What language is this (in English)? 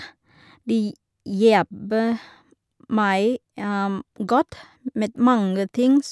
Norwegian